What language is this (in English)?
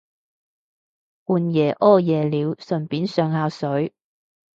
Cantonese